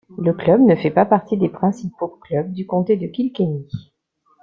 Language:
French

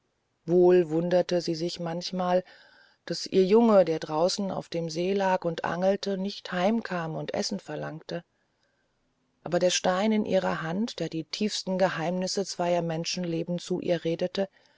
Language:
German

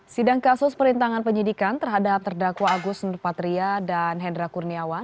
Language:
Indonesian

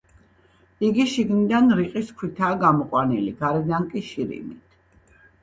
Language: Georgian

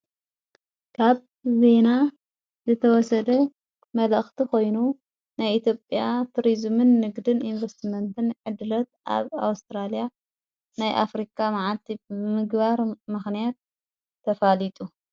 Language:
Tigrinya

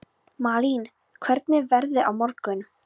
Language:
Icelandic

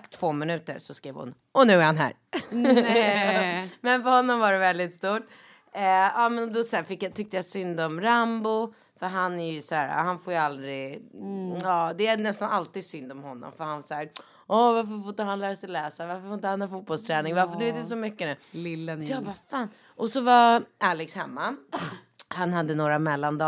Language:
Swedish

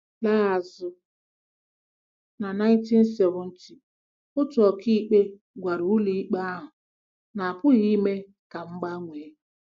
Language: Igbo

